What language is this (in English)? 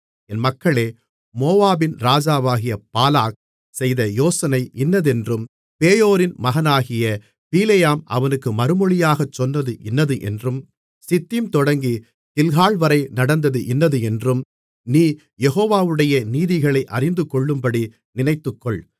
Tamil